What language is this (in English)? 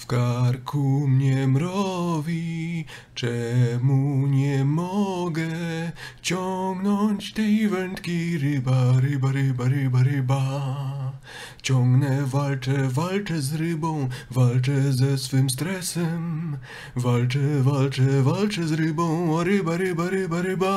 Polish